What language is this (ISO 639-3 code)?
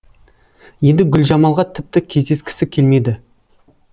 kaz